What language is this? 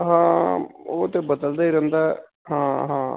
Punjabi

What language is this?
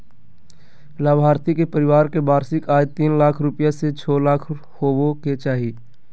Magahi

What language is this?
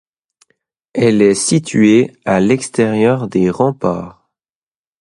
French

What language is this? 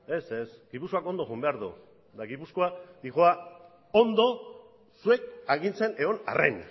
Basque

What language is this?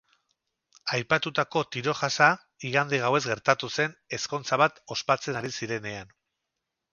Basque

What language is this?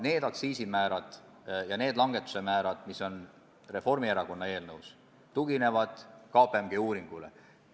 Estonian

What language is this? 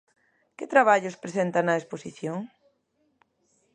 Galician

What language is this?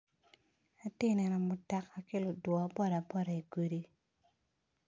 Acoli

